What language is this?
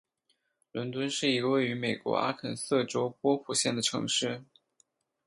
Chinese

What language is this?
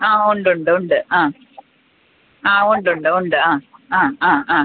Malayalam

